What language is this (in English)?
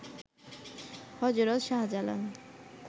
Bangla